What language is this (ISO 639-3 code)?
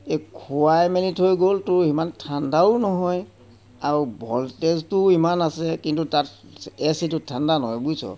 asm